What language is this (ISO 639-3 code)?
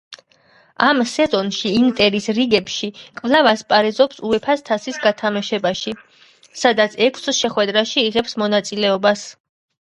kat